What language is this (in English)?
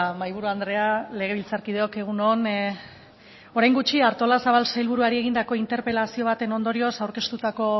Basque